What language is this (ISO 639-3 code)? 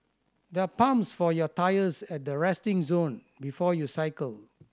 eng